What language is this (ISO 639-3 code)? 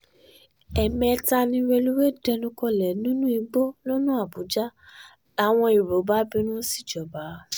yor